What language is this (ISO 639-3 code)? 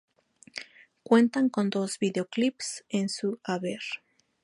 spa